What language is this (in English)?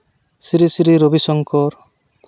Santali